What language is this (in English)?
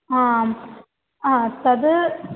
Sanskrit